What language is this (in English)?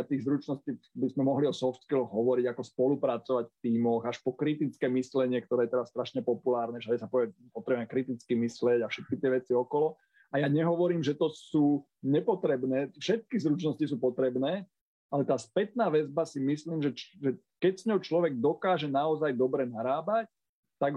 Slovak